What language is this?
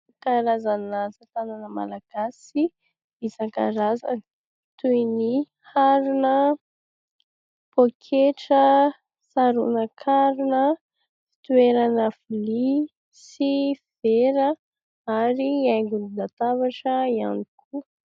Malagasy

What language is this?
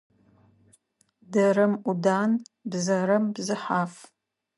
Adyghe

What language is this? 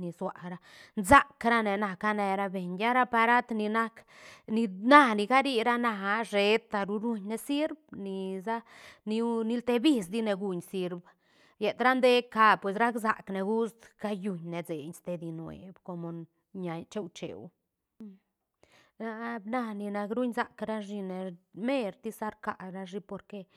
Santa Catarina Albarradas Zapotec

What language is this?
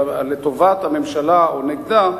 Hebrew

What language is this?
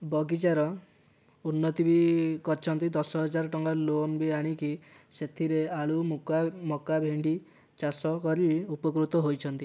Odia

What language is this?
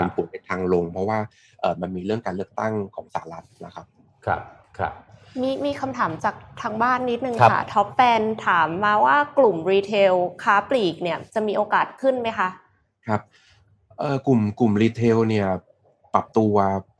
Thai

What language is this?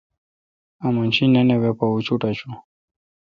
Kalkoti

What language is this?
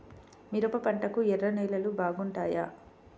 Telugu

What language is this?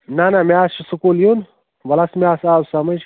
Kashmiri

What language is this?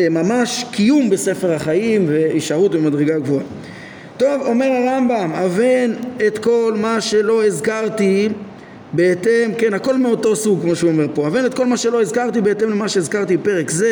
Hebrew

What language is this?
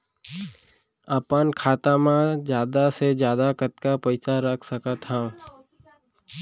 Chhattisgarhi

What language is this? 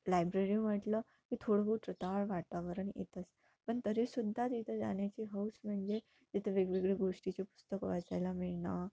Marathi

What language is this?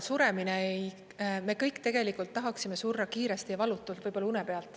Estonian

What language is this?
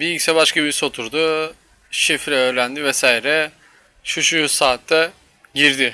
Turkish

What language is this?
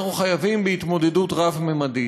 Hebrew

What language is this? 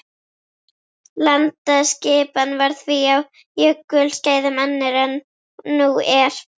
Icelandic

